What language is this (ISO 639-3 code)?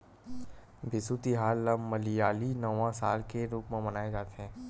hne